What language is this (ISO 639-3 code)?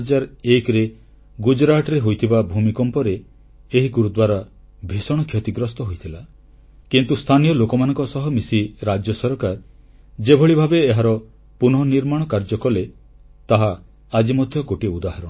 ori